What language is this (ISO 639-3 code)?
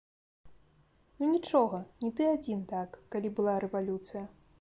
bel